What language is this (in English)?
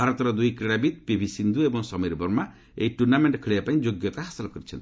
Odia